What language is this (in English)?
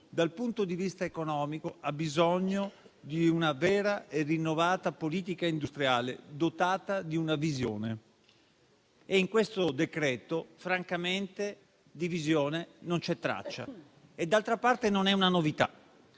Italian